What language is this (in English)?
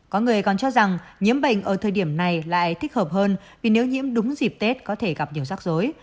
Vietnamese